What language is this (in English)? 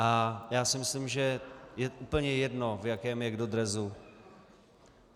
Czech